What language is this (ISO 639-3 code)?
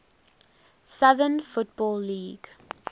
eng